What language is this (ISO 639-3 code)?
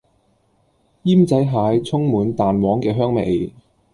yue